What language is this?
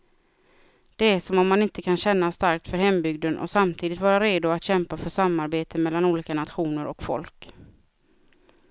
Swedish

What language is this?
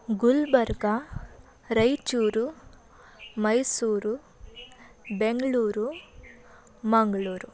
Kannada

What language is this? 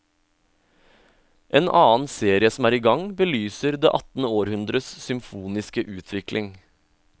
Norwegian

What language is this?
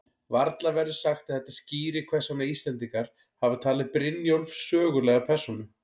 Icelandic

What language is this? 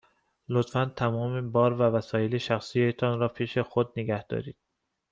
Persian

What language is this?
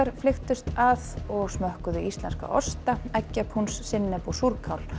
Icelandic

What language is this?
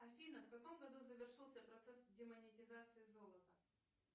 Russian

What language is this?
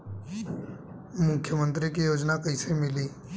Bhojpuri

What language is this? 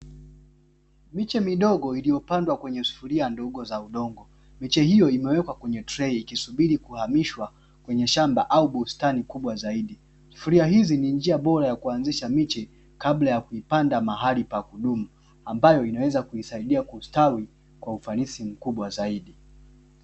Swahili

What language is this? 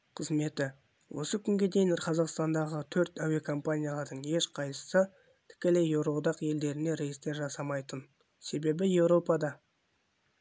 Kazakh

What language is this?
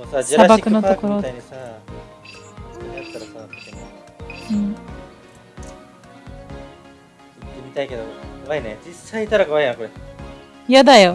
Japanese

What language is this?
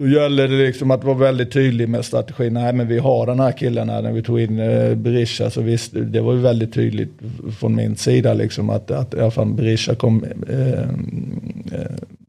Swedish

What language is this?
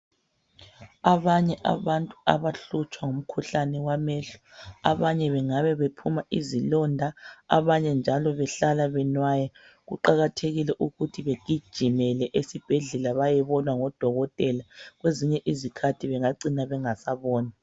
North Ndebele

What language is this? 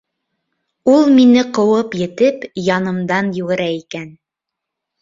Bashkir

